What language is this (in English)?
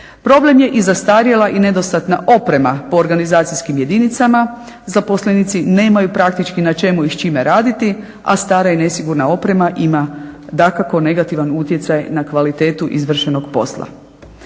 Croatian